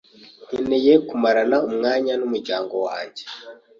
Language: Kinyarwanda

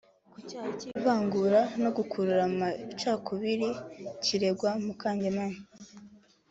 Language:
Kinyarwanda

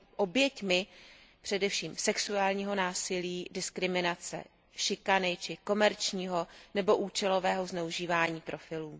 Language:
Czech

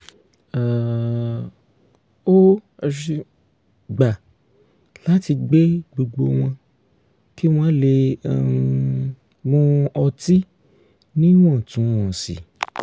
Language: Yoruba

